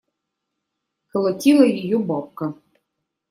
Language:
Russian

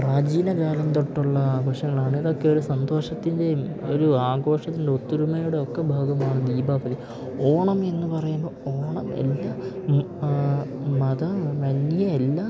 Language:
Malayalam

